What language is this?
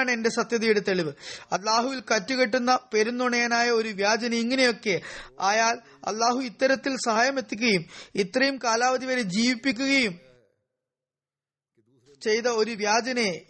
Malayalam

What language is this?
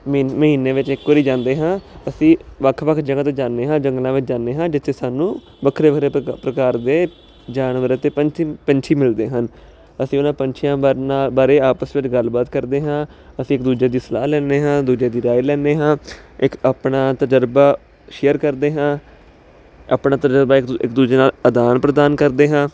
Punjabi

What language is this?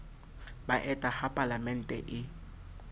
Southern Sotho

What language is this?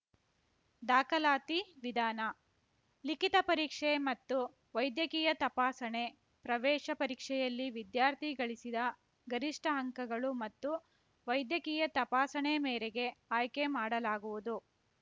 Kannada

